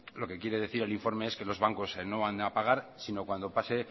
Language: Spanish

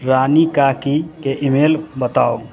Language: Maithili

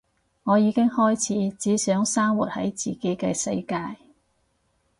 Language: Cantonese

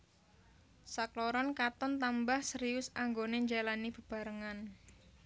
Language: Javanese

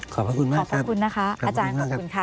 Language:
Thai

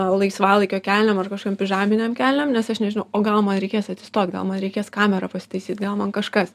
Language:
Lithuanian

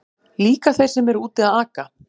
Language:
Icelandic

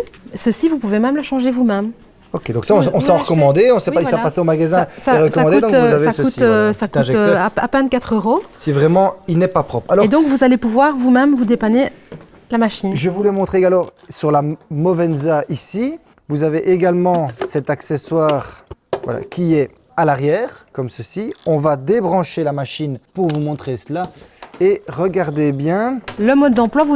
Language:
French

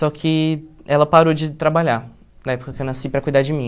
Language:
Portuguese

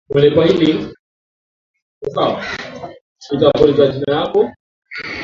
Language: Swahili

